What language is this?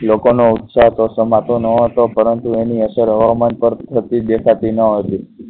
Gujarati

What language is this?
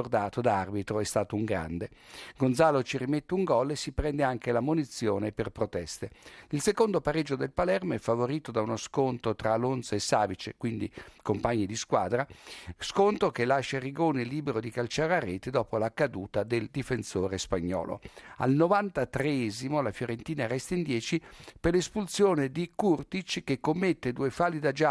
Italian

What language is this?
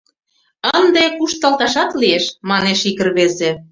Mari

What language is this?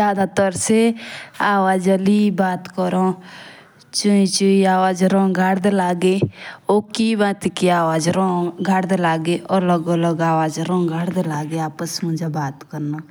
Jaunsari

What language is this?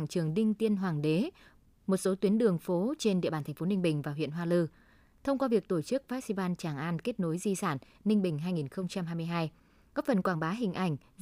Vietnamese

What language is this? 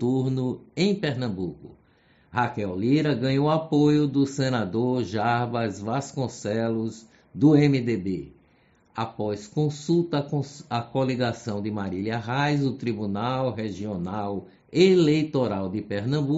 Portuguese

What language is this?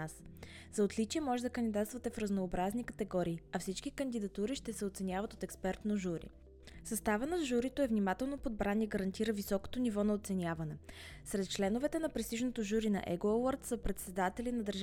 Bulgarian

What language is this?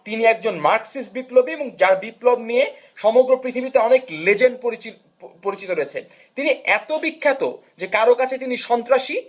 Bangla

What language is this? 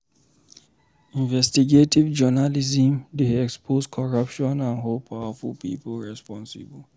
Nigerian Pidgin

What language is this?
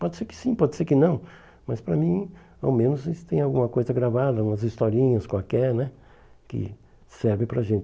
Portuguese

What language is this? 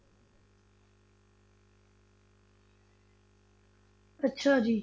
Punjabi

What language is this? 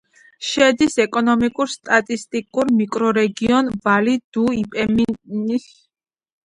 Georgian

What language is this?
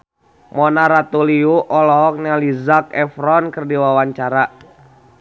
Sundanese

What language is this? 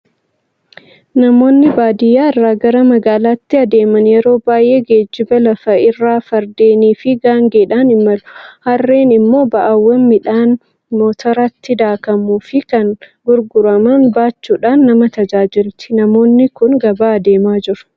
Oromo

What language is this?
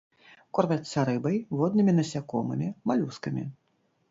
Belarusian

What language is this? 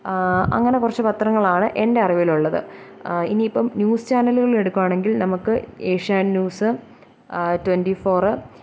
Malayalam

